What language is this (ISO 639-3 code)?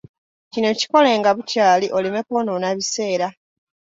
lug